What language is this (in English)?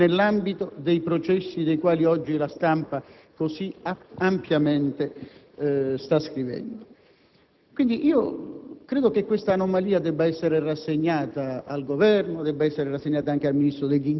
Italian